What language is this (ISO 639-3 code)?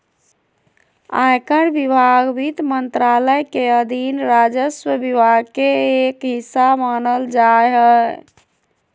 mag